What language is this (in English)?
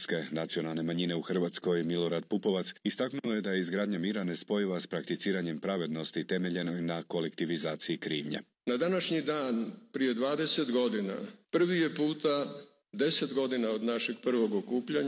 Croatian